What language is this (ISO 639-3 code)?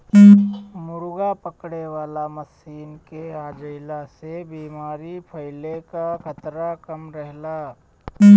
bho